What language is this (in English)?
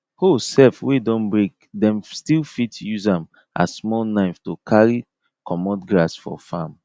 Nigerian Pidgin